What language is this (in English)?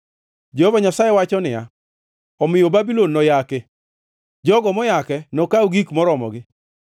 Luo (Kenya and Tanzania)